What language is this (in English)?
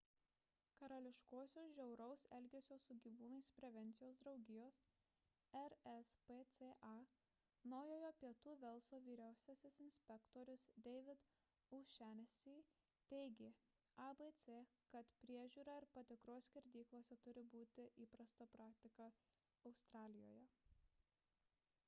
Lithuanian